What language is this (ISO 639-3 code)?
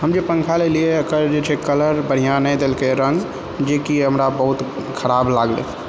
mai